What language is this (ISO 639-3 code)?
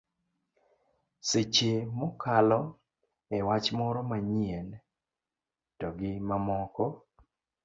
luo